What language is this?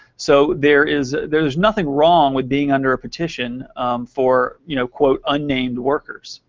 English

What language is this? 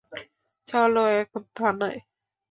Bangla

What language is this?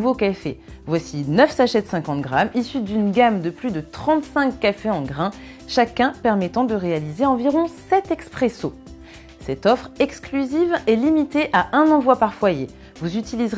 French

